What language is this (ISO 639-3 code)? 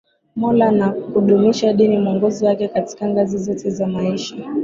swa